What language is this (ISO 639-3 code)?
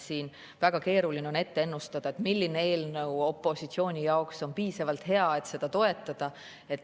est